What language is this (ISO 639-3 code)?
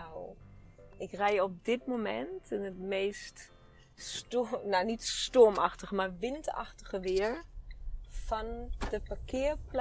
nld